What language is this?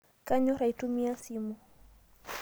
Masai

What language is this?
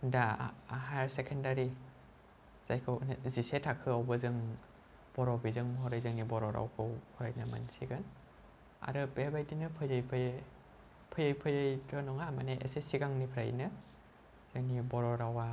Bodo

